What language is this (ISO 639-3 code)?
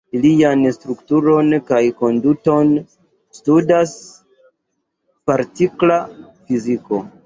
epo